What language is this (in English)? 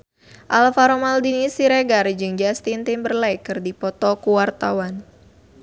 Sundanese